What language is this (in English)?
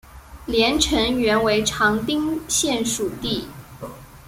Chinese